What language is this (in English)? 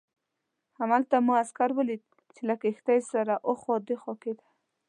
Pashto